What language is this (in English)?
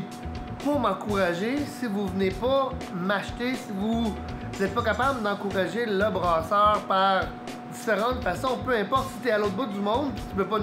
French